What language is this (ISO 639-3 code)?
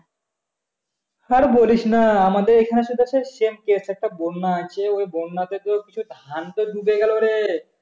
ben